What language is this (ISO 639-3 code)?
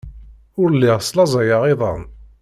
kab